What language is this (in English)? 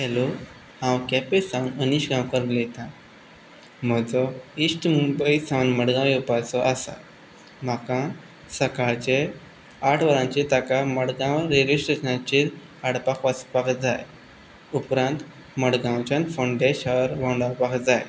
Konkani